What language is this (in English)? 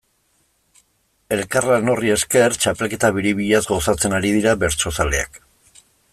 Basque